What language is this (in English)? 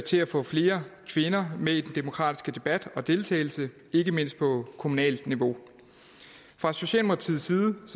Danish